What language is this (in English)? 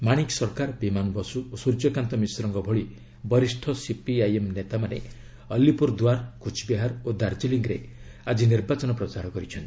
Odia